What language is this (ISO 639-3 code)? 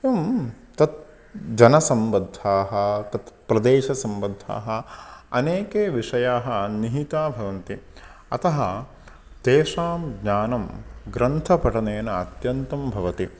san